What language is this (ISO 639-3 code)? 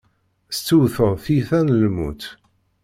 kab